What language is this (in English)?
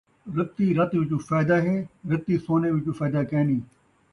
Saraiki